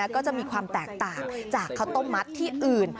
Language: Thai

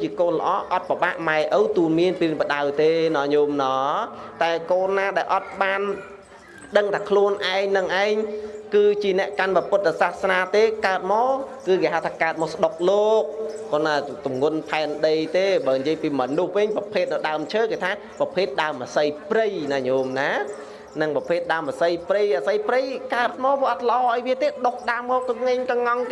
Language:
Vietnamese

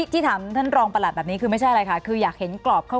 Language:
Thai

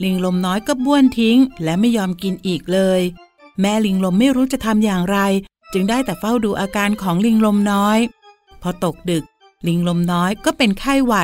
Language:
Thai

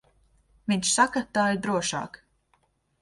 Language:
Latvian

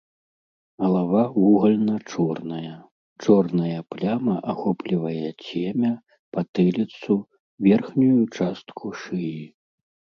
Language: Belarusian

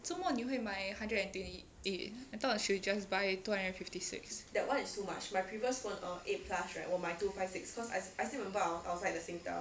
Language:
English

